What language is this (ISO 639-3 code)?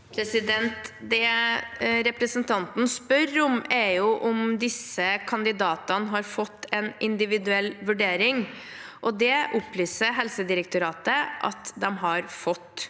nor